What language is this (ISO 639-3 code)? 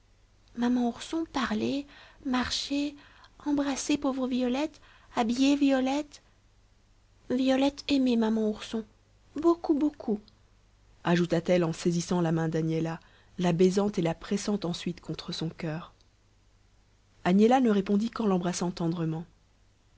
fra